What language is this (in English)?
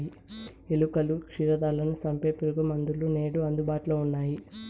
Telugu